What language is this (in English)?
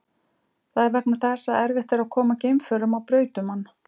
Icelandic